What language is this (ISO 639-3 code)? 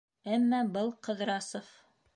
bak